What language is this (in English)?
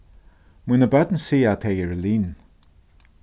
Faroese